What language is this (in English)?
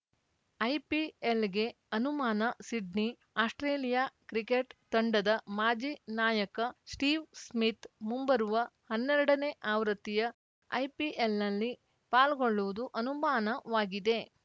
Kannada